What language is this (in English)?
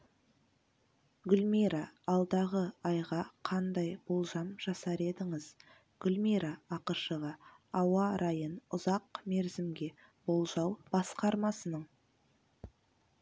Kazakh